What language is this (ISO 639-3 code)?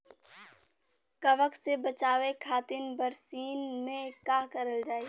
bho